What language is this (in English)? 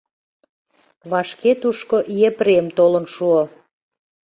Mari